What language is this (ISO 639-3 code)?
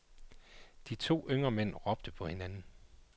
dan